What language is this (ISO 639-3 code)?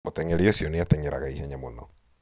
kik